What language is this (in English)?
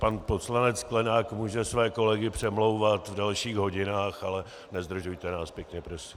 Czech